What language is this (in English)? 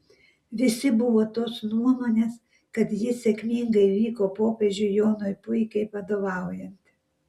Lithuanian